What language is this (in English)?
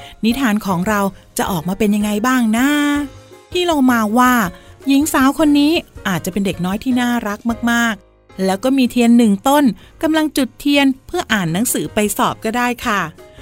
Thai